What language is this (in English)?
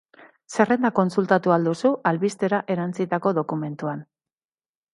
Basque